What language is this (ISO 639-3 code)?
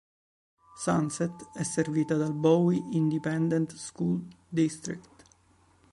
ita